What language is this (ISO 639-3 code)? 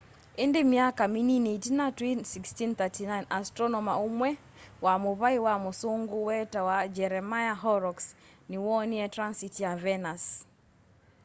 kam